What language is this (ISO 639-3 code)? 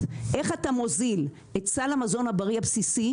heb